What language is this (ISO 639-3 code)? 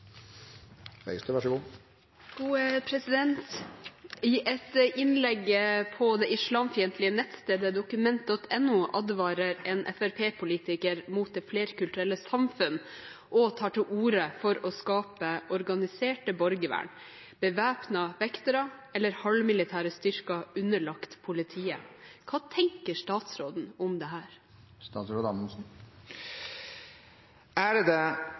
nob